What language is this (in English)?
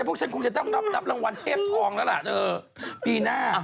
Thai